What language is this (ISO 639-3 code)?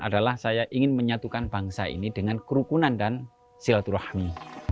ind